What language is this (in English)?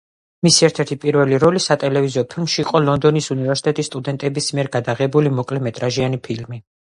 Georgian